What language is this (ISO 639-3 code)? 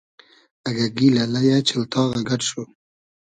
haz